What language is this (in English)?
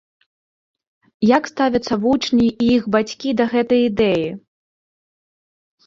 Belarusian